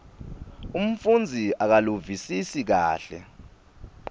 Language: Swati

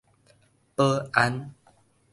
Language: Min Nan Chinese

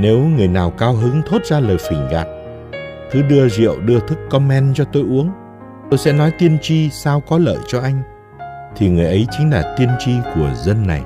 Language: Vietnamese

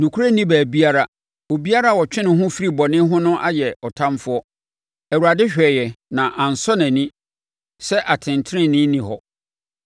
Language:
Akan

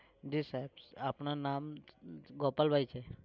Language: Gujarati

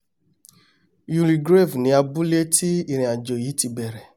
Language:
Yoruba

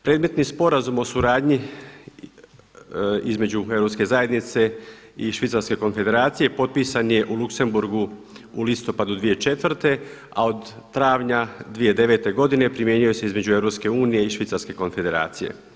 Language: Croatian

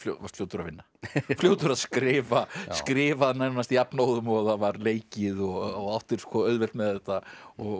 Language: Icelandic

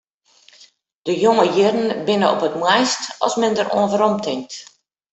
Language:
Western Frisian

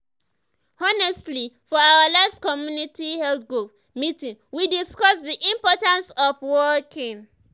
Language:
Nigerian Pidgin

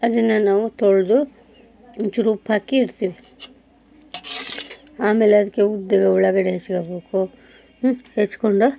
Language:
Kannada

